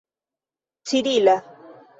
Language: Esperanto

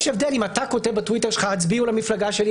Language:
Hebrew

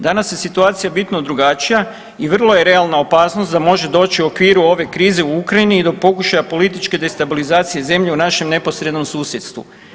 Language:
Croatian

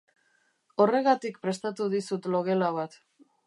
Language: Basque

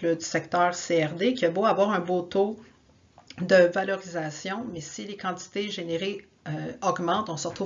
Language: French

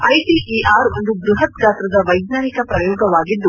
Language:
Kannada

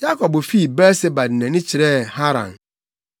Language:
Akan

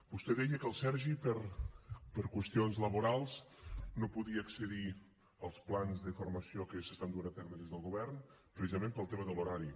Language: Catalan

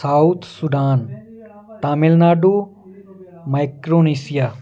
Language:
Punjabi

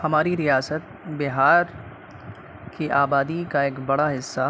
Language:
Urdu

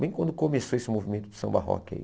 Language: Portuguese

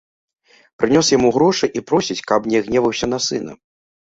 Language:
Belarusian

